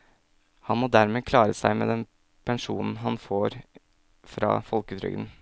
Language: Norwegian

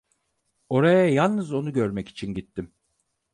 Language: Turkish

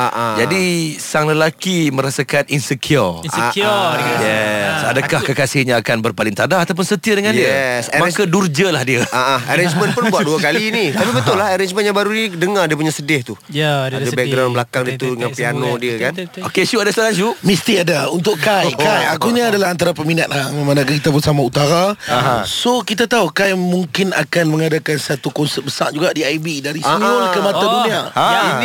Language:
Malay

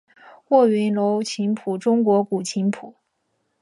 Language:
Chinese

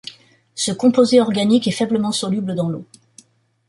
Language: French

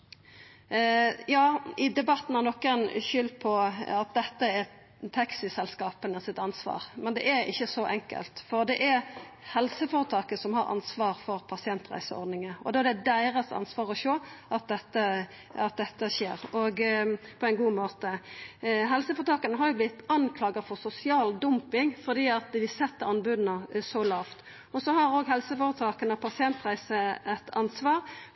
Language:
Norwegian Nynorsk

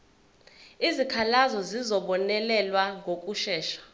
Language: Zulu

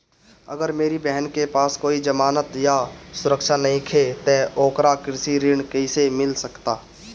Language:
Bhojpuri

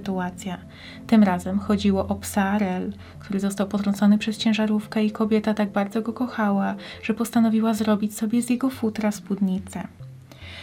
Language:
Polish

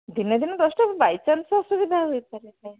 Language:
Odia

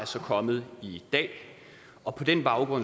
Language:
Danish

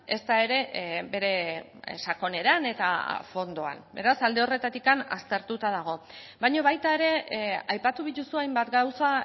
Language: Basque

